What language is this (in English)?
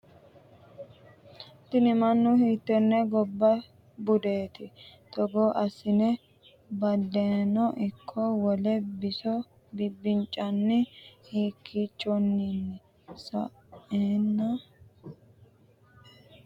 Sidamo